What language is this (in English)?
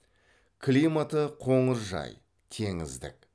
Kazakh